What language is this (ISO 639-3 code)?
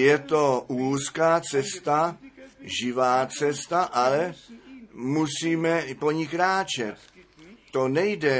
ces